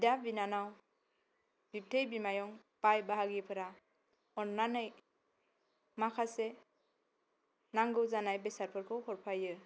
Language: Bodo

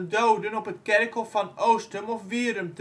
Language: Dutch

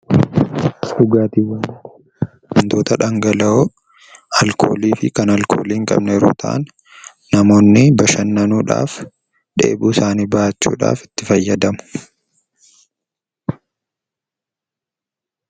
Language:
Oromo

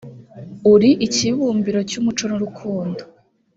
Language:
Kinyarwanda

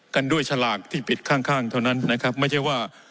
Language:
Thai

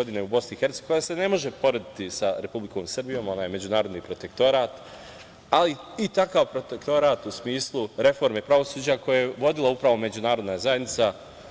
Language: Serbian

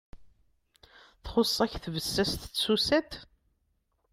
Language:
Kabyle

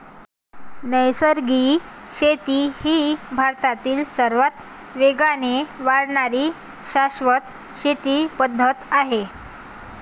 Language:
Marathi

